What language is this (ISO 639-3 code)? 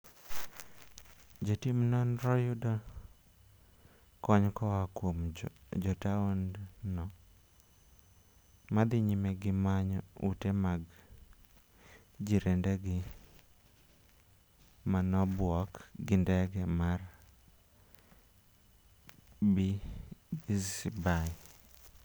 luo